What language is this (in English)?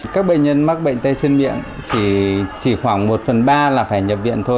Vietnamese